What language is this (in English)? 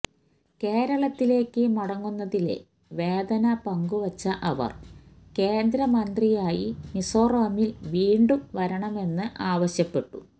Malayalam